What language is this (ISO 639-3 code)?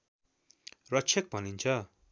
nep